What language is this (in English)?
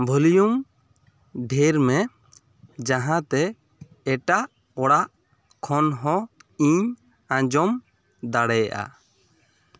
Santali